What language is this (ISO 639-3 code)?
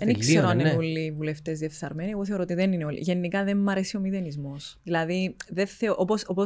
ell